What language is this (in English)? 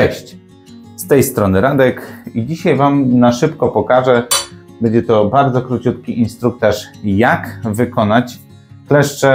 Polish